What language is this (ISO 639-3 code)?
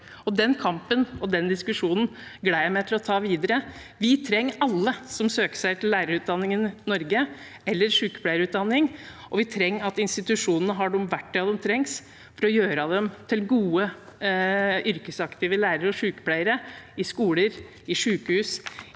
nor